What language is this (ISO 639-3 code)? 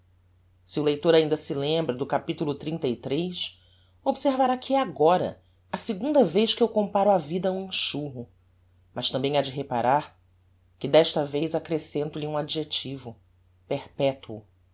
por